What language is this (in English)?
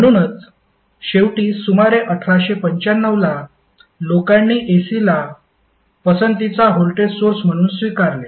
Marathi